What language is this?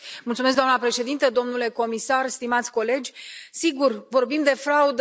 Romanian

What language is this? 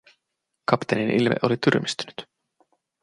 Finnish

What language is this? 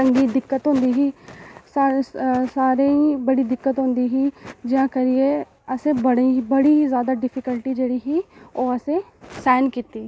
Dogri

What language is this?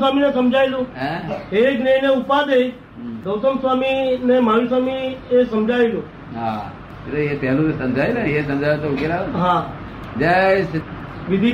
Gujarati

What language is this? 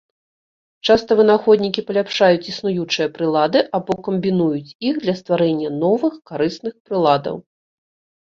Belarusian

